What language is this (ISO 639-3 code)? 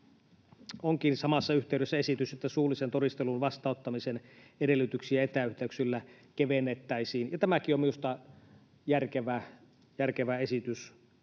fin